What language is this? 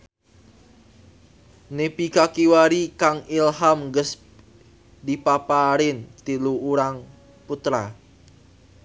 Sundanese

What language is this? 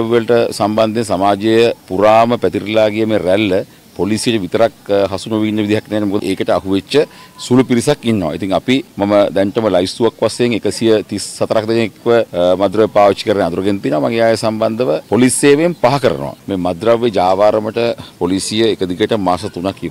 Romanian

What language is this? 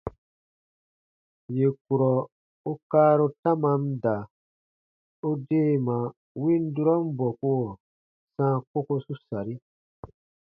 Baatonum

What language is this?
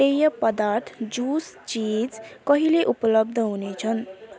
Nepali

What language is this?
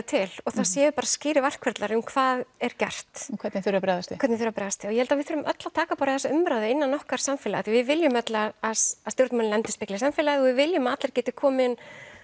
Icelandic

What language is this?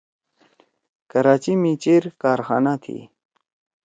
Torwali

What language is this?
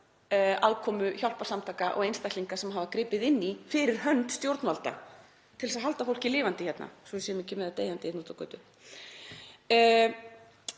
Icelandic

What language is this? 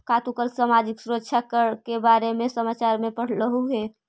Magahi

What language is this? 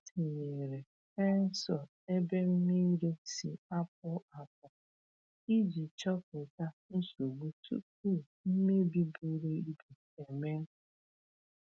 Igbo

